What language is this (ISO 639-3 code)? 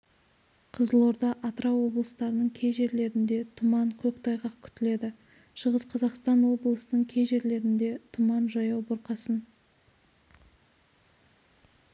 kaz